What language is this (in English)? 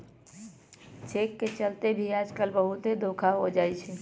Magahi